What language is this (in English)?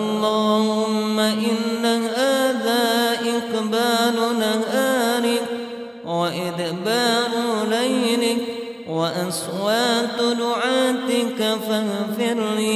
Arabic